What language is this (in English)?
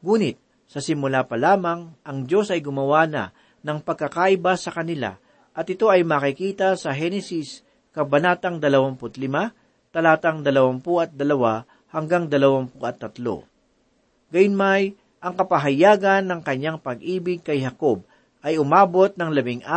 Filipino